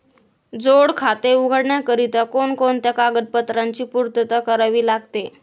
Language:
Marathi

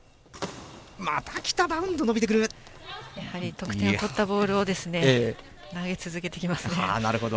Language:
Japanese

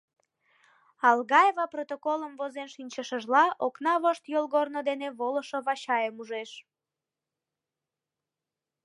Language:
Mari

